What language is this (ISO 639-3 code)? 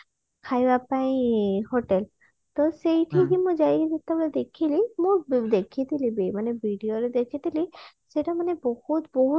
ori